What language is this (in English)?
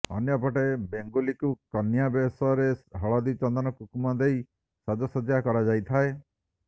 Odia